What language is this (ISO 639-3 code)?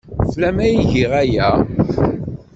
kab